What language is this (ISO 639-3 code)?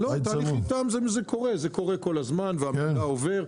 heb